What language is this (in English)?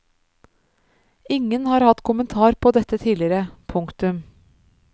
Norwegian